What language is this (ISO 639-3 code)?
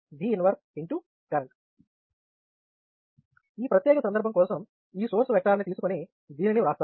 tel